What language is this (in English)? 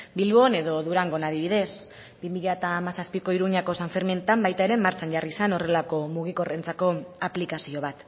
Basque